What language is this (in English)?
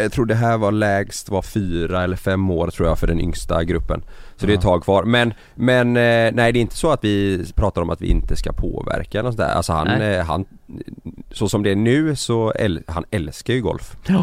Swedish